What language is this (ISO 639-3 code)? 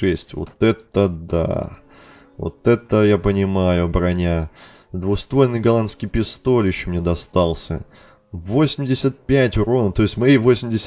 rus